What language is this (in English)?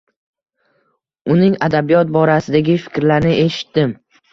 Uzbek